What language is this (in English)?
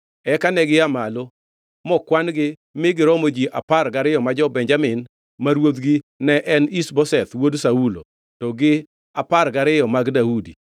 Luo (Kenya and Tanzania)